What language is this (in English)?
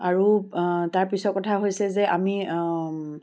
Assamese